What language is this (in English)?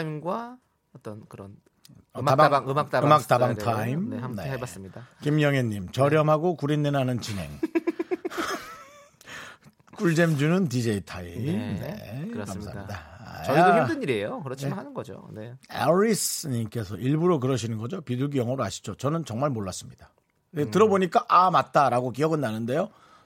Korean